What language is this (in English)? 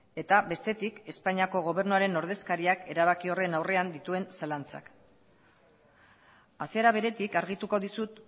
Basque